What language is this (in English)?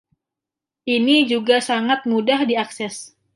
Indonesian